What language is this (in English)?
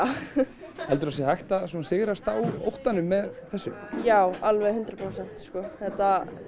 Icelandic